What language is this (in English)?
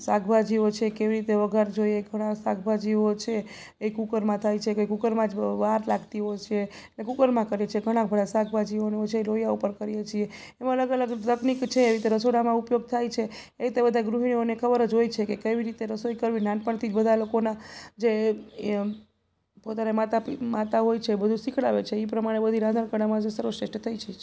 Gujarati